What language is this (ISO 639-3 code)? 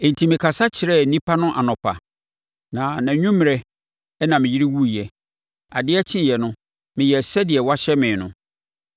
aka